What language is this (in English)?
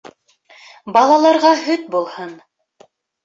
Bashkir